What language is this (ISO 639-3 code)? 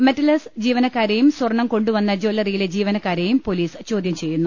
mal